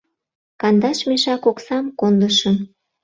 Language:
Mari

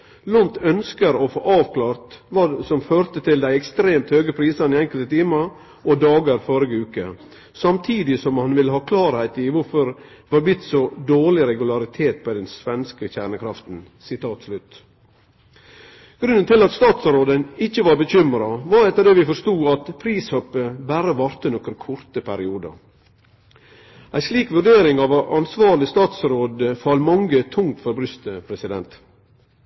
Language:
Norwegian Nynorsk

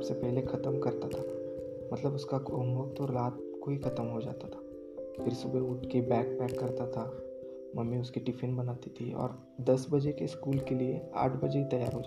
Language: Hindi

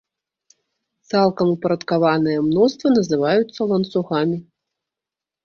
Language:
Belarusian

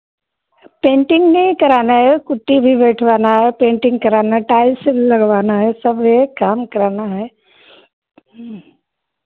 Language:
Hindi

